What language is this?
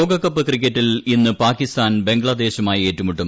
Malayalam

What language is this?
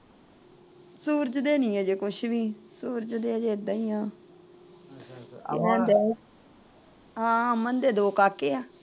Punjabi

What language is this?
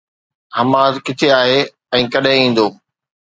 Sindhi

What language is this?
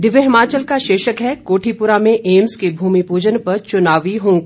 Hindi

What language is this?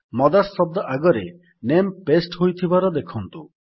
Odia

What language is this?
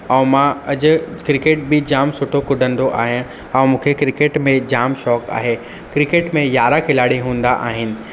Sindhi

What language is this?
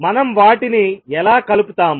Telugu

